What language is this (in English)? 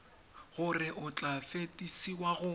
Tswana